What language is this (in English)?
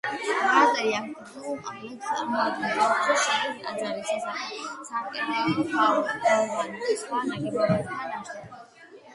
Georgian